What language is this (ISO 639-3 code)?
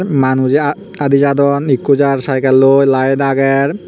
ccp